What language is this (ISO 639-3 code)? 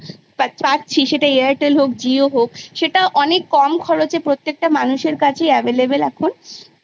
ben